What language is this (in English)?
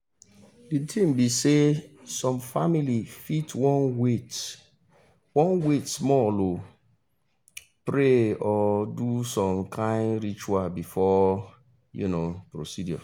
Nigerian Pidgin